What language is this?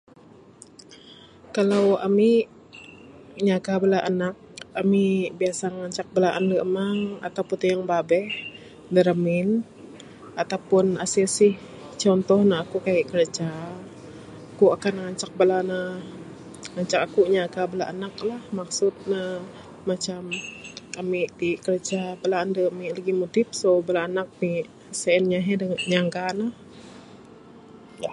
Bukar-Sadung Bidayuh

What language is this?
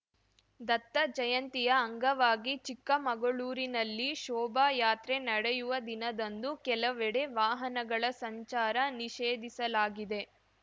Kannada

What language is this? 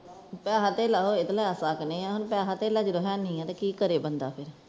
Punjabi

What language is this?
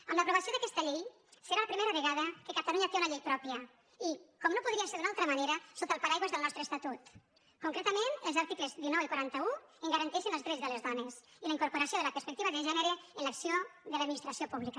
Catalan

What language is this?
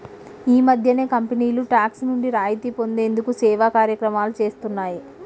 Telugu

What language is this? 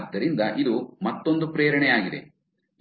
Kannada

